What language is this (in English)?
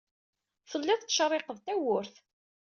Kabyle